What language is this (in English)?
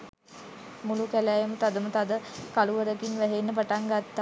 Sinhala